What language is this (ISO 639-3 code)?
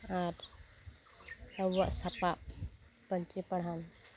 sat